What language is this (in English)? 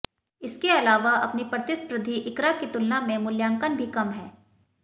Hindi